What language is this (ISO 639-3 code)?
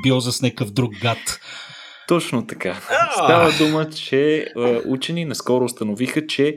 bul